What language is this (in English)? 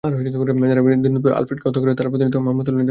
Bangla